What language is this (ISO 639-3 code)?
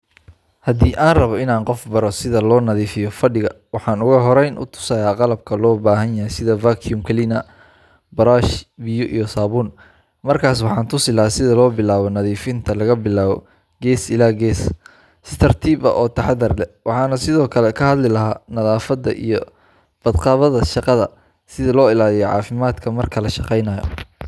som